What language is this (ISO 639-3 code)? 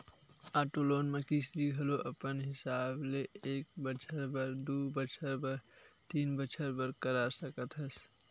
hne